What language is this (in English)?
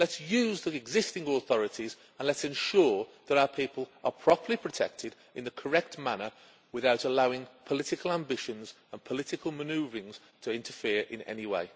English